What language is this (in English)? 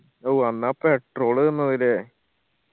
Malayalam